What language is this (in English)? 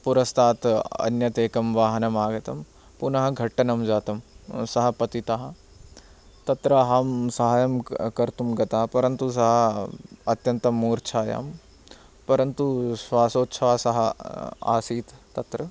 Sanskrit